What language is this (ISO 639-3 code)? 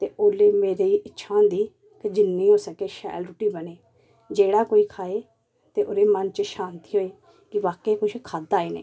doi